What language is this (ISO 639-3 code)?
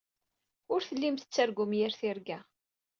kab